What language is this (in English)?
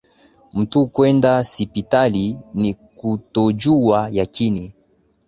Swahili